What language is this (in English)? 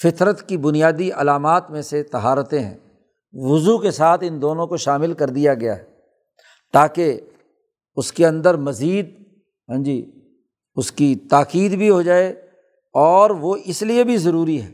Urdu